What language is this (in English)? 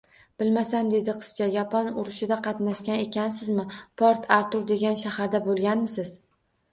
Uzbek